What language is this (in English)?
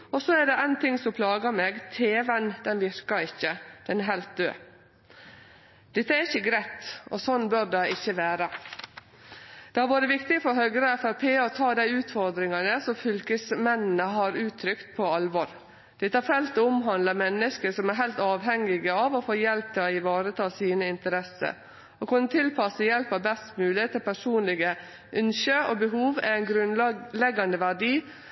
Norwegian Nynorsk